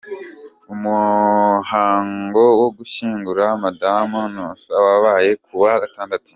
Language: Kinyarwanda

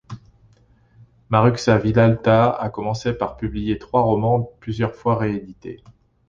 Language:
French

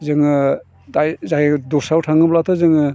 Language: Bodo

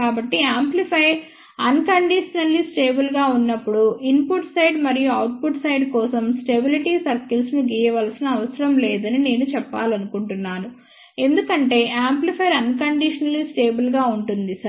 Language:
Telugu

